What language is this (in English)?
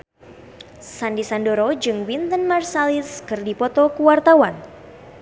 Sundanese